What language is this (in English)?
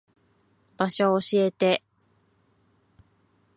Japanese